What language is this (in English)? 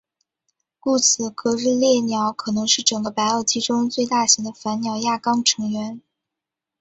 Chinese